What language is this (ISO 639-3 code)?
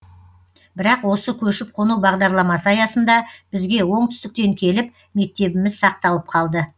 kaz